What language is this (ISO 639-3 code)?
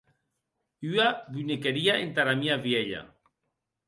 oci